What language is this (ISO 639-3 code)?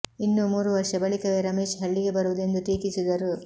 kan